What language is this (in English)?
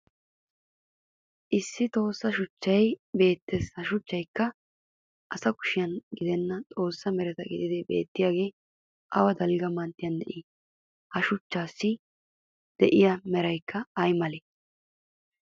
Wolaytta